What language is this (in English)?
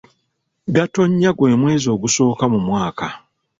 Ganda